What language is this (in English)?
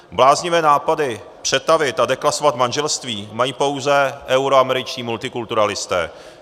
Czech